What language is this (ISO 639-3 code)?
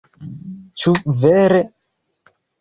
epo